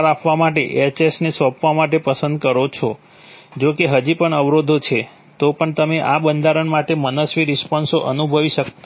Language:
Gujarati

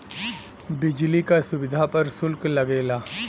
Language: Bhojpuri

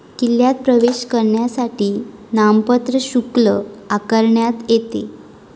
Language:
Marathi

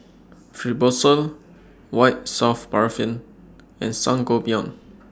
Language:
English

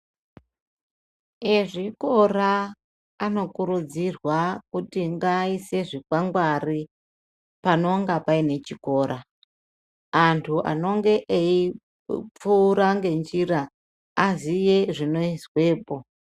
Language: Ndau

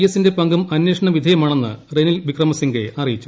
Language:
Malayalam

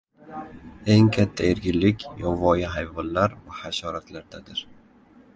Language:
Uzbek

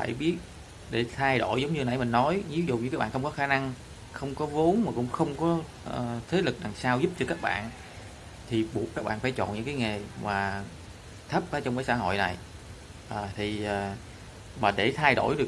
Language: Vietnamese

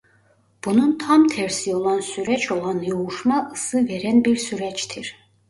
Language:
Turkish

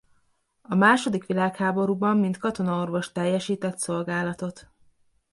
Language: Hungarian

